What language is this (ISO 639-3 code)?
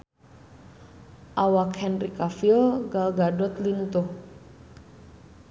sun